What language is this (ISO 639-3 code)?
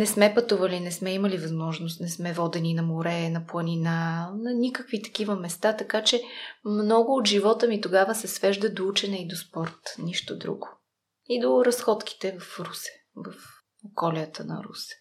bul